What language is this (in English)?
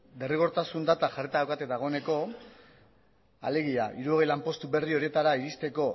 Basque